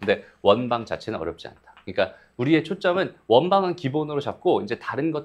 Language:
Korean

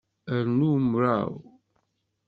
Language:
Kabyle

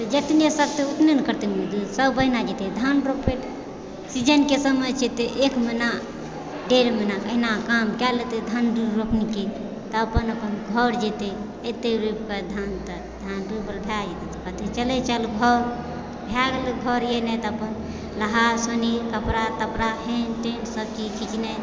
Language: Maithili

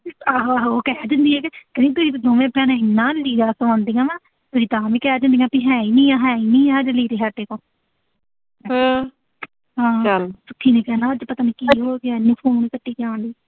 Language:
Punjabi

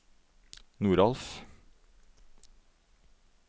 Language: Norwegian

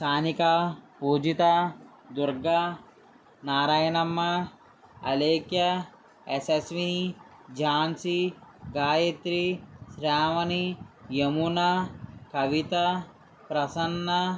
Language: Telugu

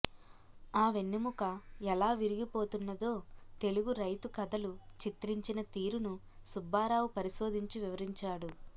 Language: Telugu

